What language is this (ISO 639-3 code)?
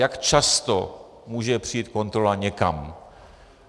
ces